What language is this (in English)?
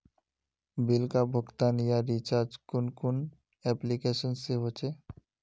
Magahi